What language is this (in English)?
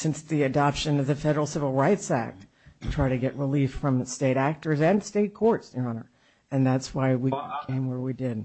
English